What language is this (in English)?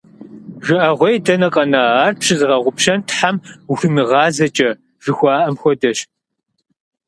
Kabardian